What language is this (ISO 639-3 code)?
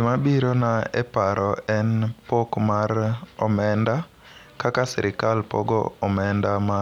luo